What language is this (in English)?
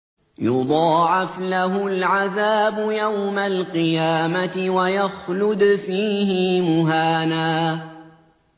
Arabic